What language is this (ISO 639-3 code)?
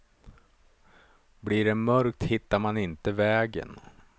swe